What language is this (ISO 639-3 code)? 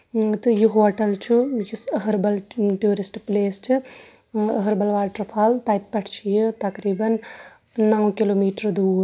kas